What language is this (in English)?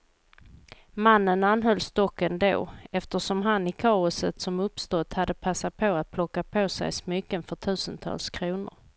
Swedish